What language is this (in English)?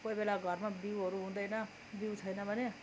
Nepali